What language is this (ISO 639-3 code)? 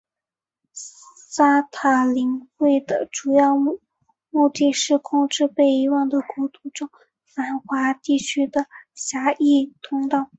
zho